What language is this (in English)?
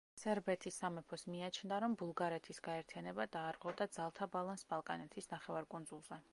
Georgian